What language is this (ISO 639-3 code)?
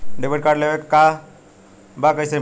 bho